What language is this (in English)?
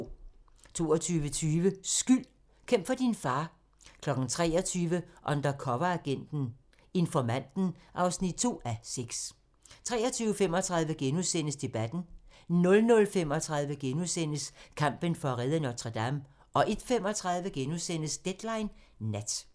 Danish